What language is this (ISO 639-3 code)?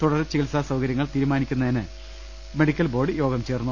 mal